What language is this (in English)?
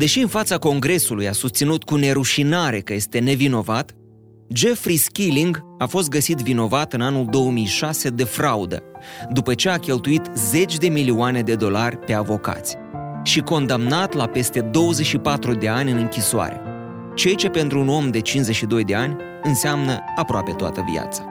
Romanian